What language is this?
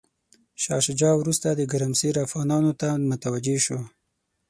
Pashto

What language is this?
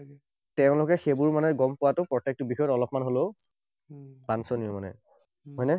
Assamese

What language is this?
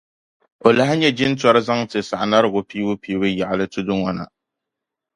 Dagbani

